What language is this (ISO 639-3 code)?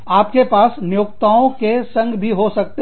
hin